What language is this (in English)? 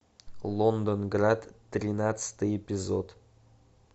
Russian